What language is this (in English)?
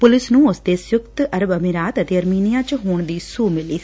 Punjabi